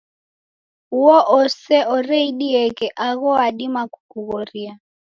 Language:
Taita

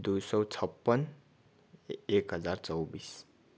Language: Nepali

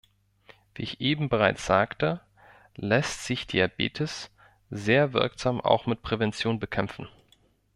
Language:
German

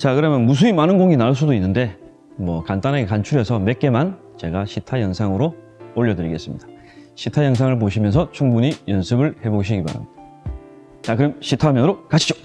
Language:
Korean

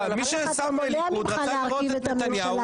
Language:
Hebrew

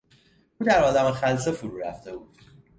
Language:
Persian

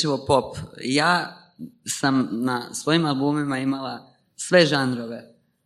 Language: Croatian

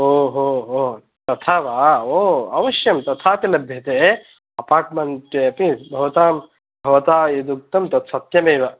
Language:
Sanskrit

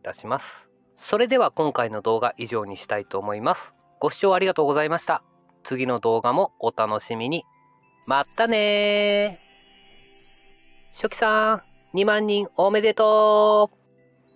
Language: Japanese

